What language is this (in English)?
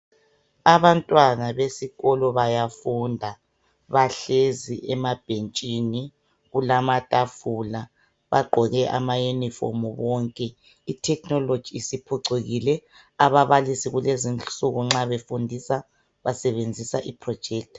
North Ndebele